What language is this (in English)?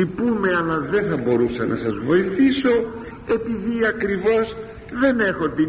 Greek